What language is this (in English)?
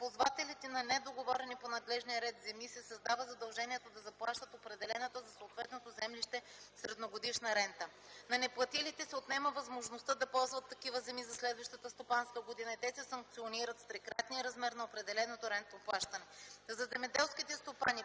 Bulgarian